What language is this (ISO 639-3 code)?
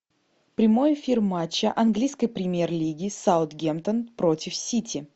rus